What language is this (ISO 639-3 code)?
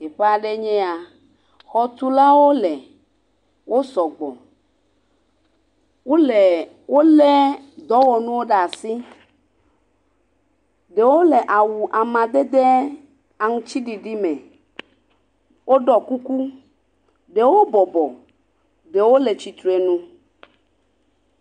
ewe